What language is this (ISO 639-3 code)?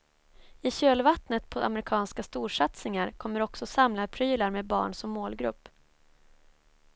swe